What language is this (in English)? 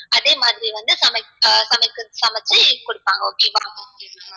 Tamil